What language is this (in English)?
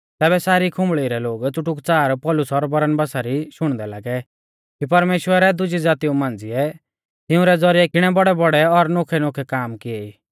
Mahasu Pahari